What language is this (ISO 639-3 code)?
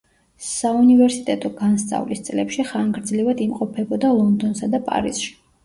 kat